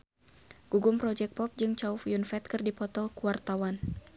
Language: Sundanese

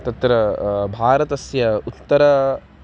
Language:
Sanskrit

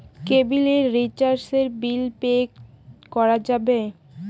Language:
Bangla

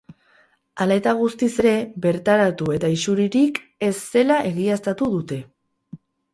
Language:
Basque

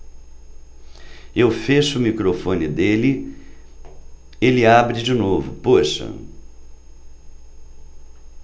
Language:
Portuguese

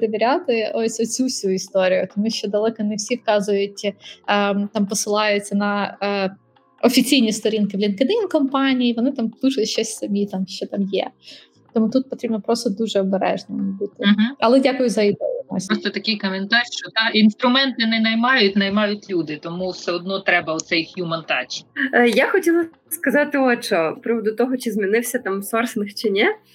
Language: Ukrainian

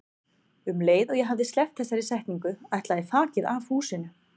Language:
Icelandic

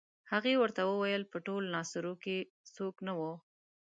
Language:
Pashto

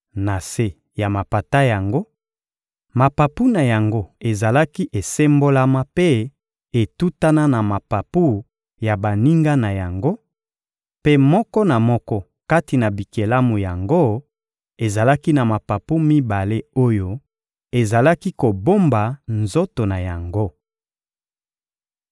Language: Lingala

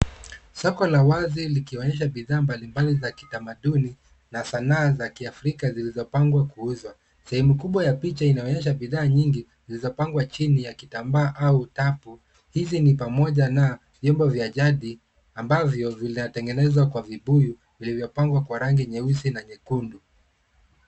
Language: Swahili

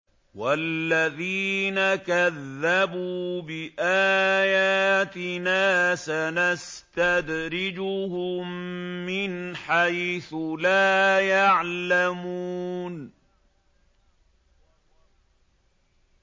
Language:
Arabic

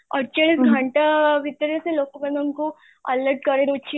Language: Odia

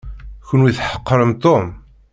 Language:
Kabyle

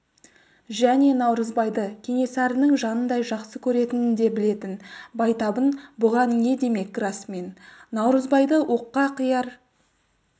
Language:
Kazakh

